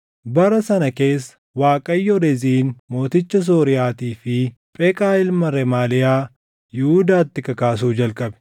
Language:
Oromo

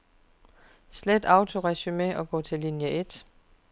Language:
Danish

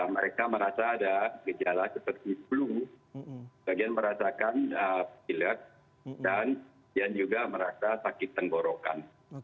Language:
Indonesian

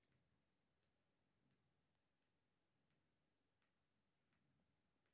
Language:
Maithili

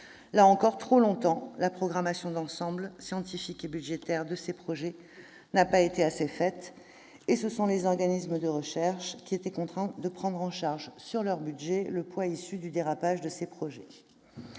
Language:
French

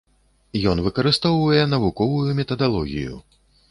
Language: Belarusian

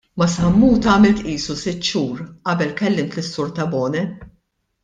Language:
Maltese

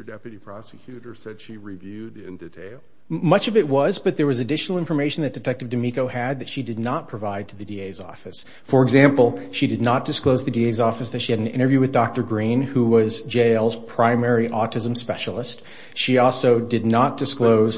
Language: English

